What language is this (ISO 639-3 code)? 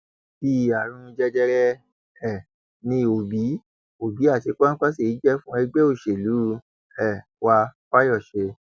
yor